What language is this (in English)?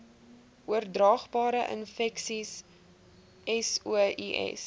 Afrikaans